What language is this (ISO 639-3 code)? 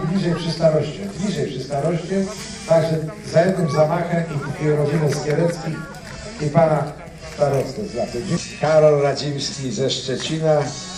pol